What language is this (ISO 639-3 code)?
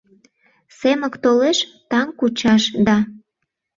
chm